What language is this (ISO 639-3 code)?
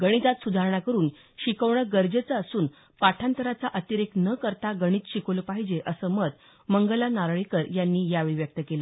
mar